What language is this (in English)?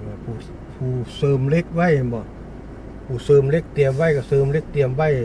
Thai